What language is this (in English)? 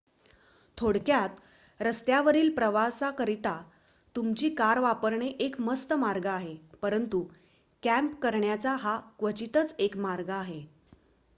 Marathi